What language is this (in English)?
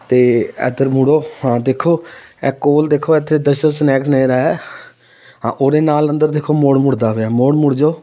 Punjabi